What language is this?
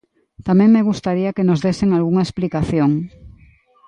Galician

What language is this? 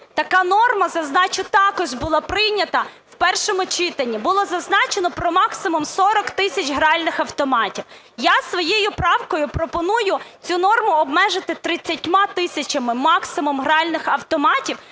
Ukrainian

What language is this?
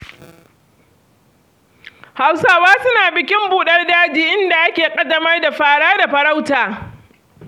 Hausa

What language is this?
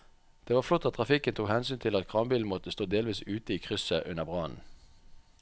Norwegian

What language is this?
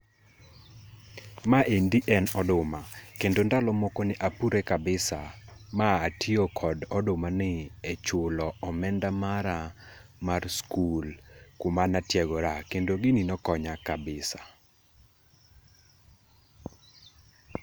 Luo (Kenya and Tanzania)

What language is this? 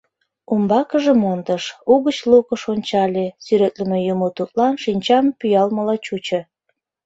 Mari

